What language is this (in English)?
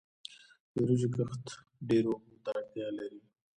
Pashto